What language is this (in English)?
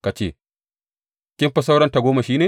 Hausa